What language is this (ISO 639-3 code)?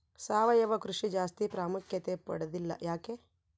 kan